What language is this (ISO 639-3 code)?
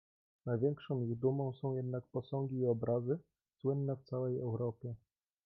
pol